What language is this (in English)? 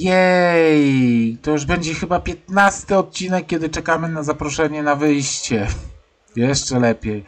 Polish